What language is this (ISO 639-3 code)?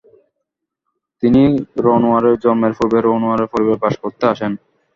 ben